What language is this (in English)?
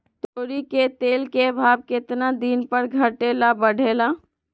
Magahi